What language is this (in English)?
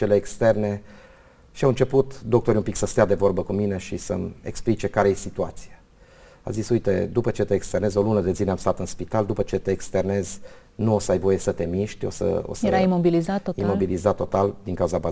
Romanian